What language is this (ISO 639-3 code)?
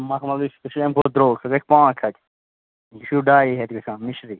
kas